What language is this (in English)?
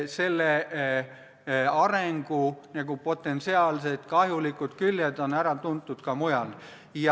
Estonian